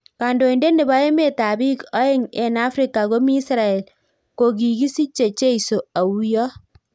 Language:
Kalenjin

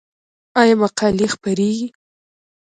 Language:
Pashto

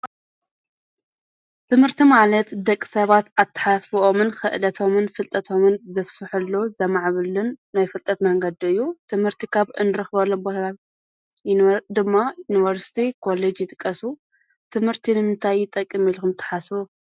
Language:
Tigrinya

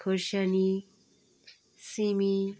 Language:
Nepali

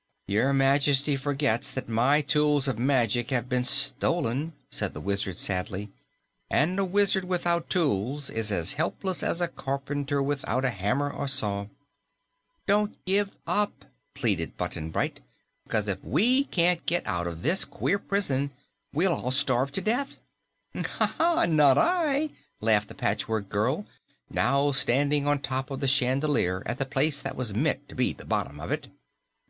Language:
English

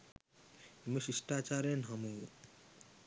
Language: Sinhala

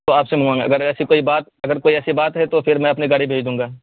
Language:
Urdu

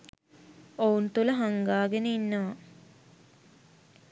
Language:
Sinhala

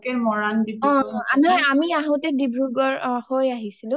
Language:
Assamese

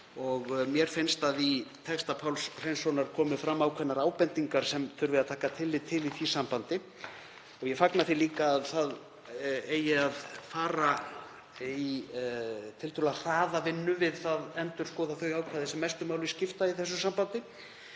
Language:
Icelandic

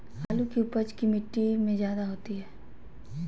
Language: Magahi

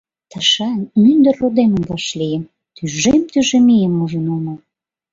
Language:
Mari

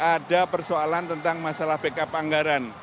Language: Indonesian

